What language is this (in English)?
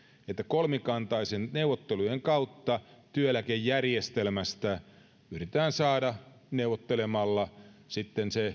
Finnish